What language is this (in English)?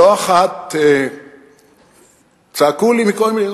Hebrew